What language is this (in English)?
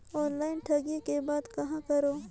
Chhattisgarhi